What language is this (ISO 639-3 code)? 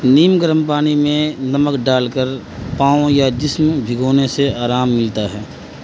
urd